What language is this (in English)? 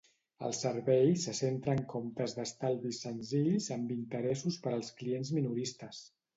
Catalan